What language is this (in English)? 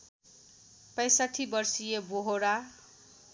Nepali